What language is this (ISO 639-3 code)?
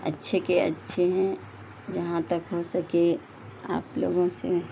urd